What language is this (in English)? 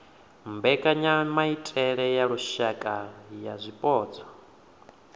Venda